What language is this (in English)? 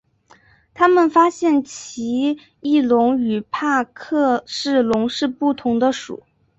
Chinese